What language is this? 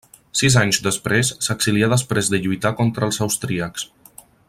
Catalan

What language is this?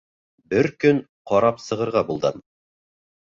Bashkir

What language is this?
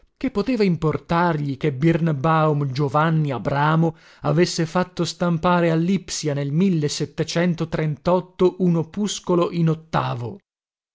Italian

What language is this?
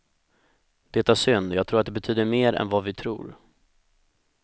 Swedish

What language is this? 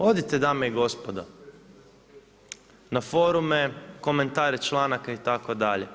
Croatian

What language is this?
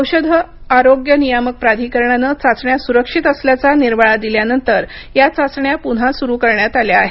Marathi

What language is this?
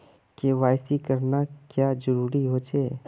Magahi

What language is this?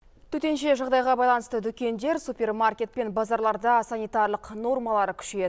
Kazakh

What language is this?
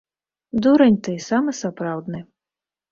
Belarusian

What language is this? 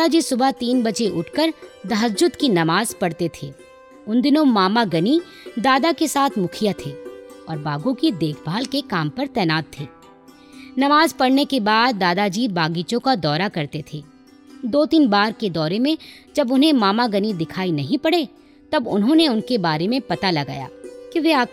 Hindi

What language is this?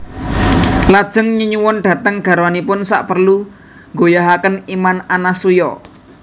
Javanese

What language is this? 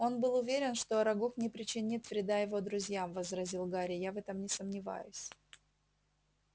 Russian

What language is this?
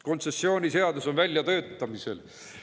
Estonian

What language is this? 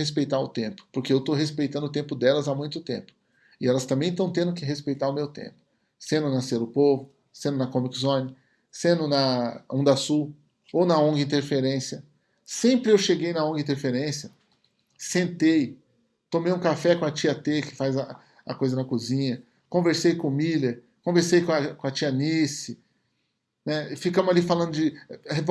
Portuguese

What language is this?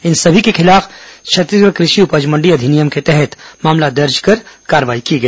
Hindi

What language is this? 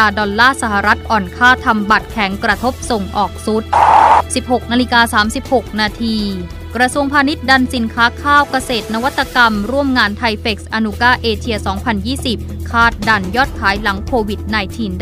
Thai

